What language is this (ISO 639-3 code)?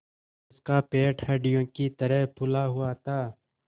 hin